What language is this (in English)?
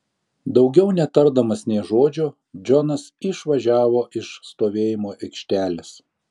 Lithuanian